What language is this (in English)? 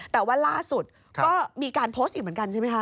Thai